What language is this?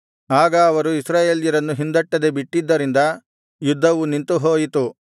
Kannada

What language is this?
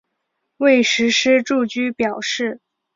Chinese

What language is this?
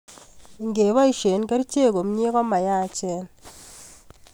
Kalenjin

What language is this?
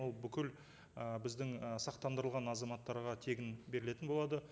Kazakh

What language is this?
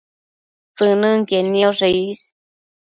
Matsés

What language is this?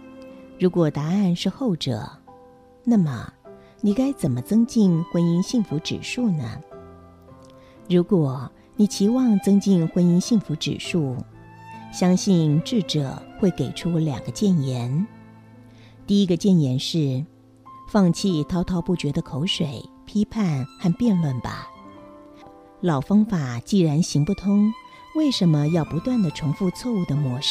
Chinese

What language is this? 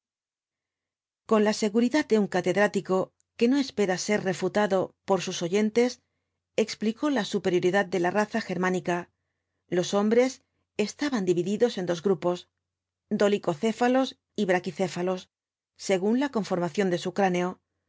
Spanish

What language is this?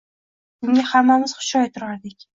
Uzbek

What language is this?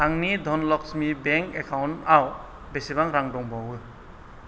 Bodo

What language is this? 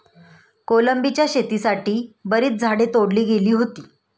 Marathi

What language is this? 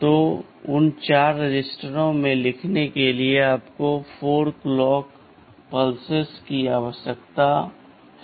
Hindi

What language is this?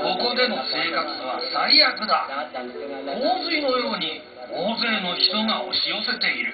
Japanese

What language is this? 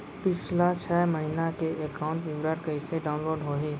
Chhattisgarhi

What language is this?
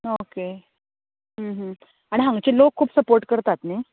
Konkani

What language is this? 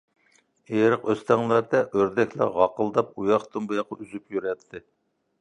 Uyghur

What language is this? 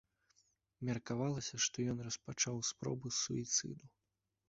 Belarusian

